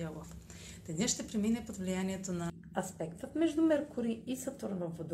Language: Bulgarian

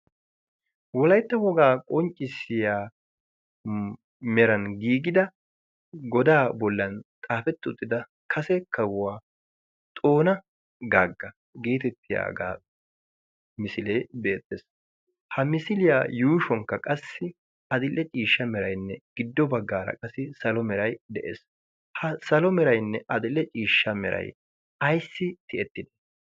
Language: Wolaytta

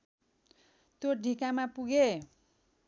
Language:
Nepali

